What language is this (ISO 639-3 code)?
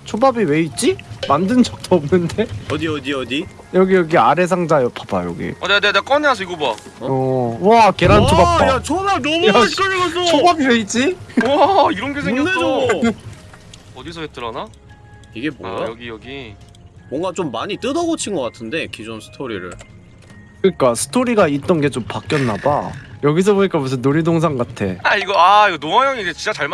kor